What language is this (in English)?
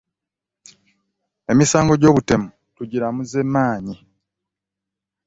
Ganda